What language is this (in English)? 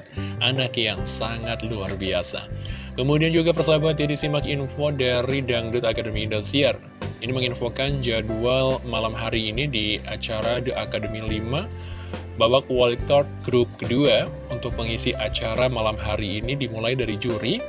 Indonesian